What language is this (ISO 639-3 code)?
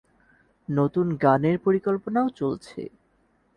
ben